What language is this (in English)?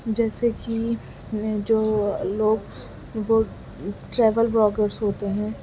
Urdu